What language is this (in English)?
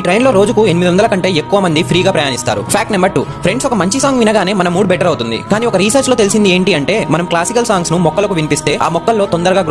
Telugu